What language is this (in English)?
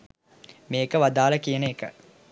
Sinhala